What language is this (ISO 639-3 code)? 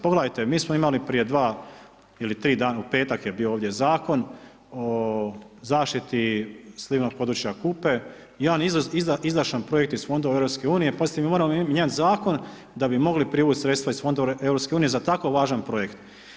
hrv